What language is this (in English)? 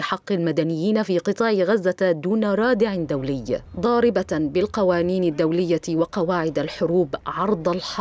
Arabic